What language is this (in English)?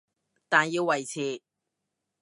Cantonese